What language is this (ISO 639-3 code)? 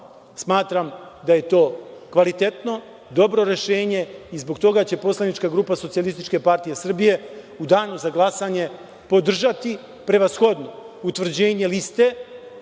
srp